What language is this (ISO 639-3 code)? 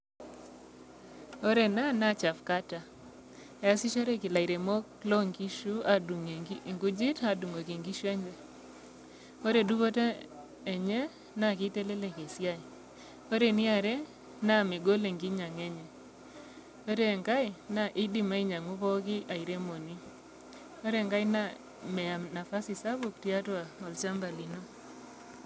mas